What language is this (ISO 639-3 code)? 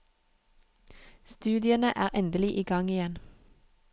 nor